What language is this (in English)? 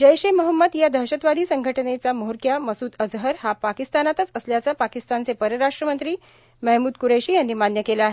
Marathi